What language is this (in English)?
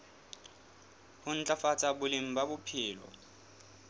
Southern Sotho